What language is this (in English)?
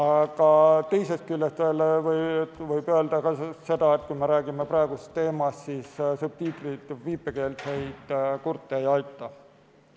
Estonian